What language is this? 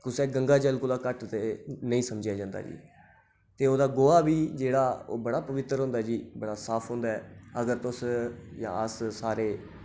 Dogri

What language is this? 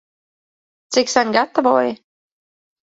Latvian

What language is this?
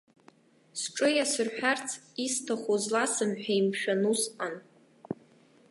Abkhazian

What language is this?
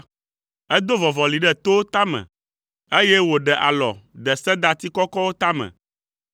Ewe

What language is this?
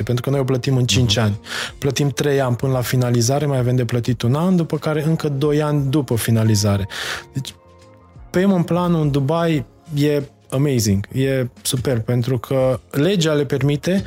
Romanian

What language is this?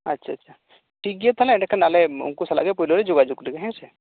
Santali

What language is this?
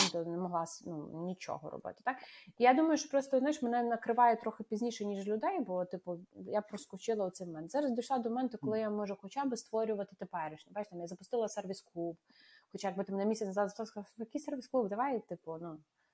Ukrainian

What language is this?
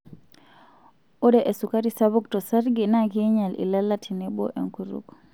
Masai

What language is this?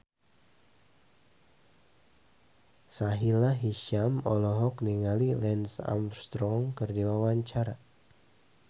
Sundanese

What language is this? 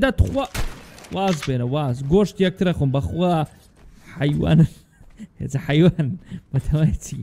Arabic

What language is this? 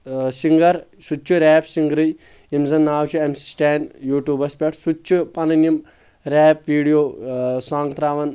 Kashmiri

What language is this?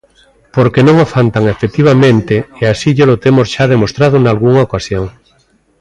Galician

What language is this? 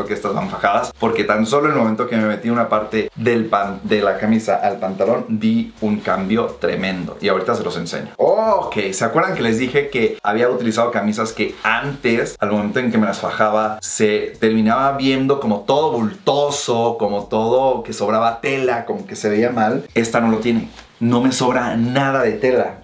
Spanish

